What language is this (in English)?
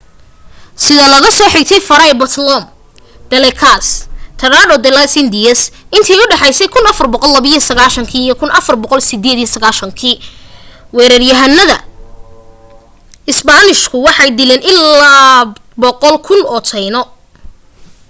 Somali